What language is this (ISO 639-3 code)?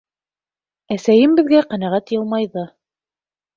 bak